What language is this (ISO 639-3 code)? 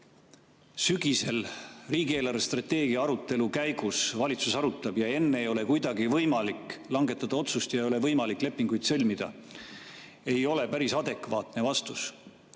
est